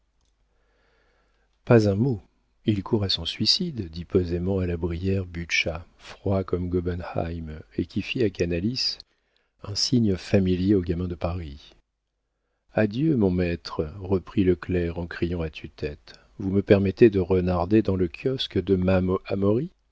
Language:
French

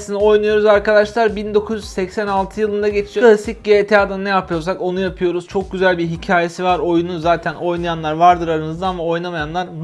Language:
Turkish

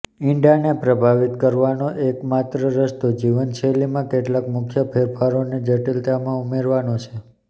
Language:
Gujarati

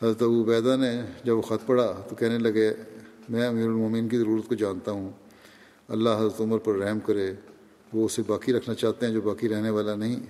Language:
Urdu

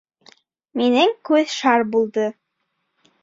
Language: Bashkir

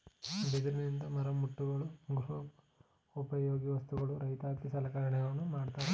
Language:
Kannada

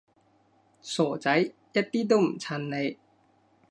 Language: Cantonese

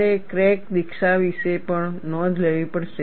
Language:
Gujarati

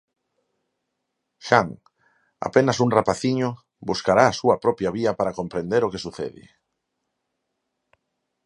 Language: Galician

